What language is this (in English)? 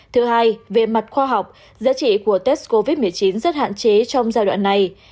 Vietnamese